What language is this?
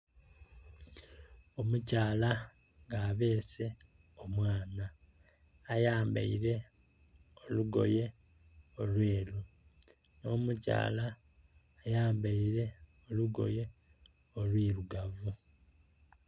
Soga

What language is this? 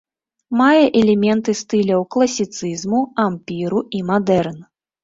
Belarusian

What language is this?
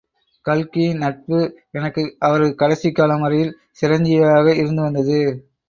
Tamil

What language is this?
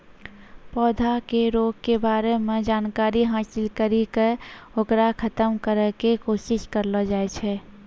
Maithili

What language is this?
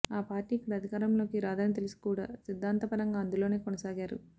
Telugu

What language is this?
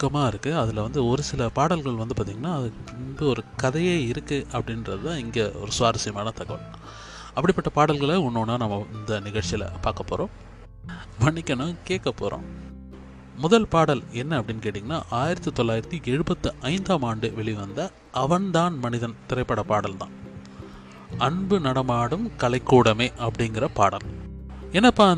Tamil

